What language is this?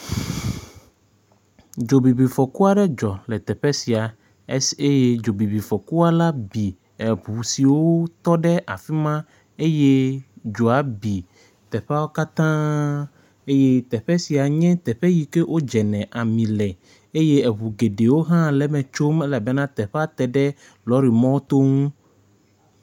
Ewe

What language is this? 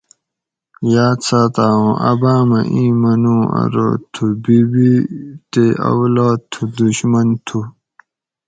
Gawri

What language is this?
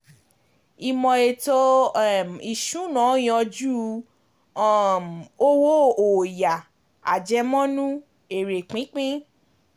Yoruba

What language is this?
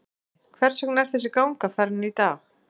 Icelandic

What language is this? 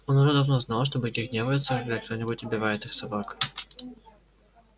Russian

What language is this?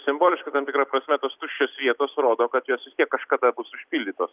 Lithuanian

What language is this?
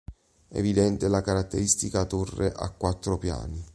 Italian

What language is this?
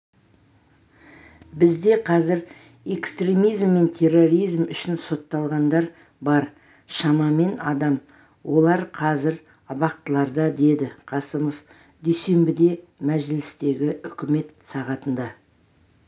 Kazakh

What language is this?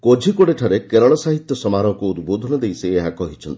Odia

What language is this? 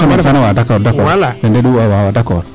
Serer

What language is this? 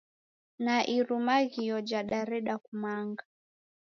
Taita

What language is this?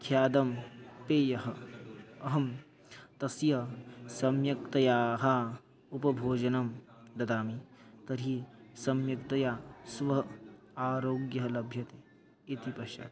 Sanskrit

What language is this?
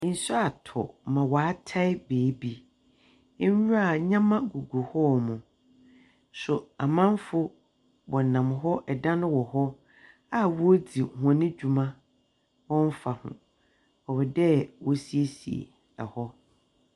Akan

